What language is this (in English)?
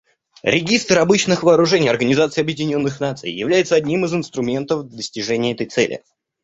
Russian